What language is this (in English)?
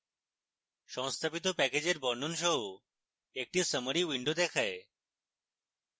Bangla